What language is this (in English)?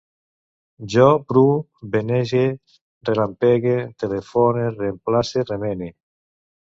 Catalan